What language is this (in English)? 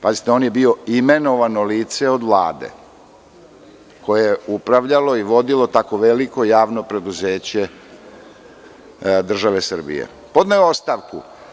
Serbian